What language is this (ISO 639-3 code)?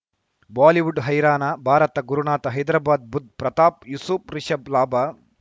kan